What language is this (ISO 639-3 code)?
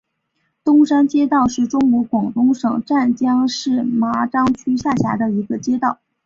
zho